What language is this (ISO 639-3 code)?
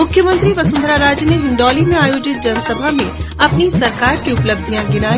hin